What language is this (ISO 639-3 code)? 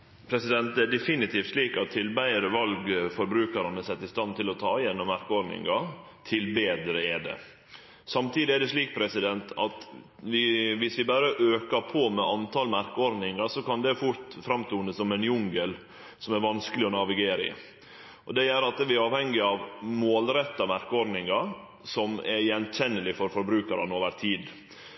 nno